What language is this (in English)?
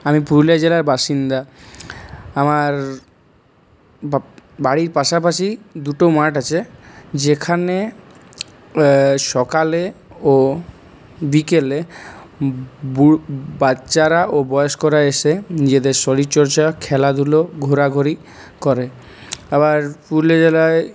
Bangla